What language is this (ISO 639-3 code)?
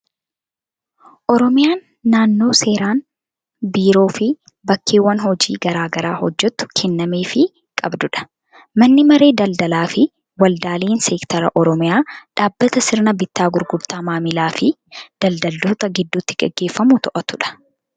orm